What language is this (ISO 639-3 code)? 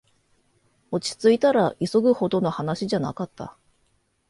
jpn